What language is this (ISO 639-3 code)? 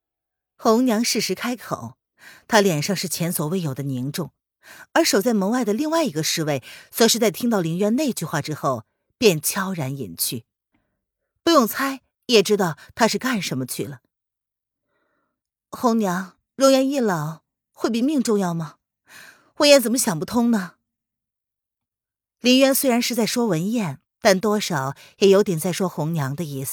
zho